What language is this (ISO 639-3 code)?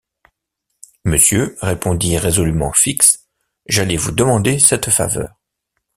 fra